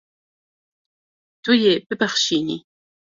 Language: Kurdish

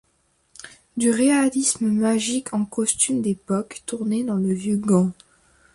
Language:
French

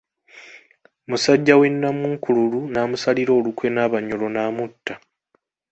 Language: Ganda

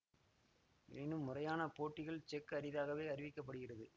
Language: Tamil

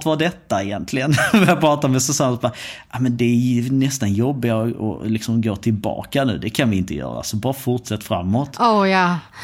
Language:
Swedish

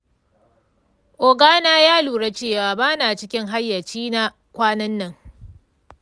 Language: Hausa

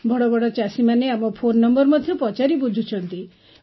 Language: Odia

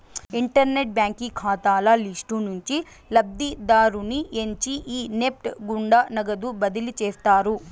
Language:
Telugu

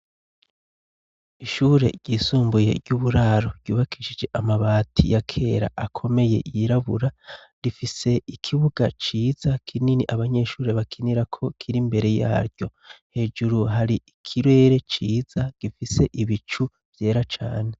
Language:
Rundi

